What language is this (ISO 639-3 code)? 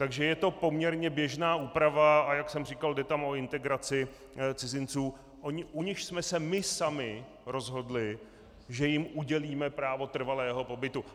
ces